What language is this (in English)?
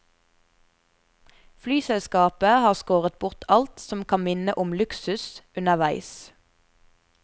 Norwegian